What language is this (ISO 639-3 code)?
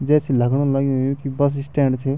gbm